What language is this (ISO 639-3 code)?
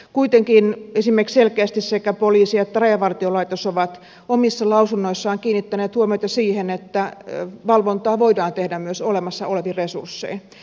fin